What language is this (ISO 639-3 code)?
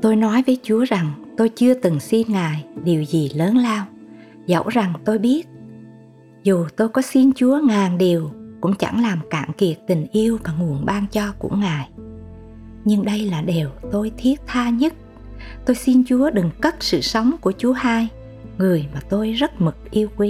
vie